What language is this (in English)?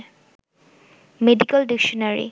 Bangla